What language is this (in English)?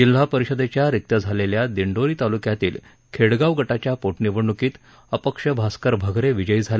Marathi